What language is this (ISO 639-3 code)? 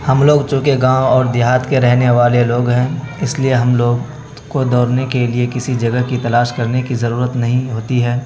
urd